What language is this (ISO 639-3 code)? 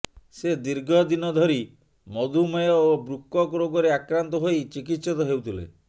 ori